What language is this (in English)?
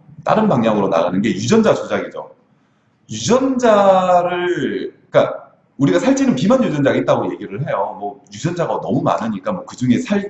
Korean